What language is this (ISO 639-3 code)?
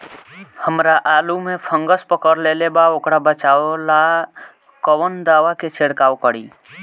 bho